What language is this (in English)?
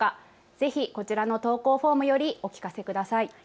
Japanese